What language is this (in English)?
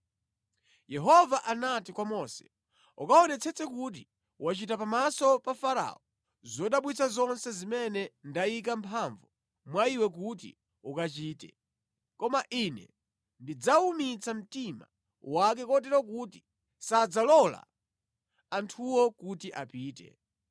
Nyanja